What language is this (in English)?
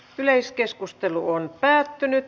Finnish